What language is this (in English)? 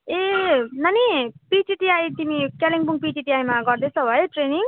Nepali